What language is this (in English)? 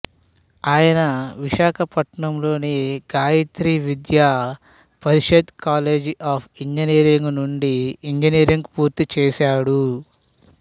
Telugu